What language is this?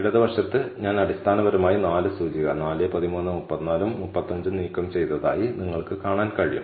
Malayalam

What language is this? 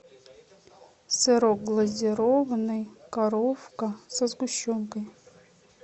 Russian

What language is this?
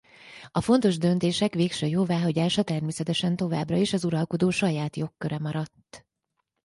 Hungarian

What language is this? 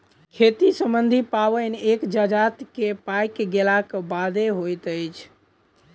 Maithili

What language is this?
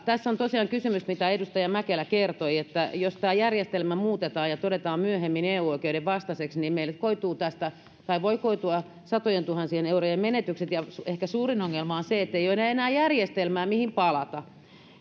Finnish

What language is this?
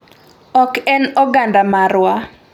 Luo (Kenya and Tanzania)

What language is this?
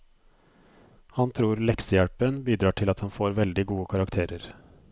Norwegian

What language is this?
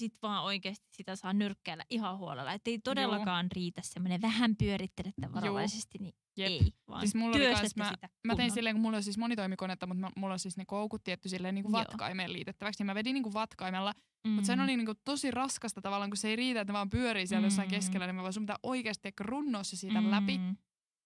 Finnish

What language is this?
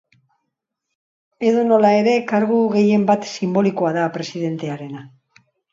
Basque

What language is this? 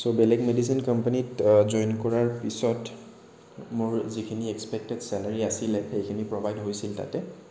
Assamese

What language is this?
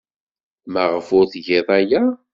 Kabyle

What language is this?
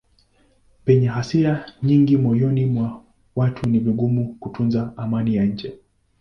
Swahili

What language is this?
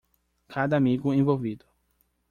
Portuguese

